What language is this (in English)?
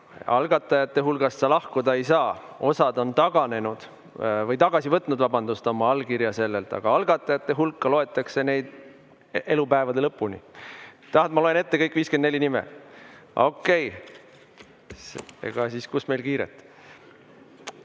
Estonian